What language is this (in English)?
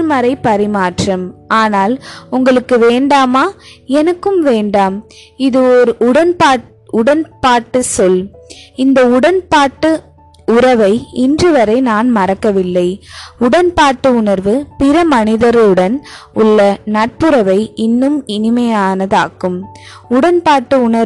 Tamil